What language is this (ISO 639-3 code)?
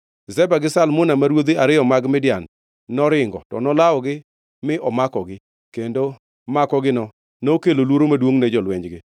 luo